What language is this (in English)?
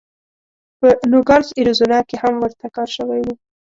Pashto